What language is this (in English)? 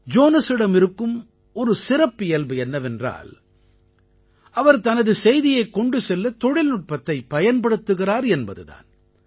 Tamil